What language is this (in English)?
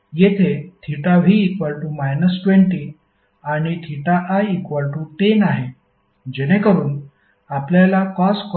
Marathi